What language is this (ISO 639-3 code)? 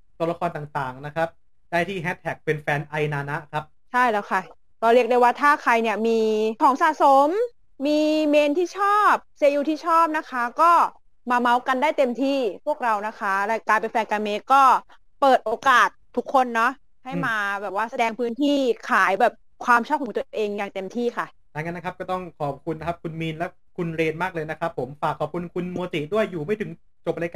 tha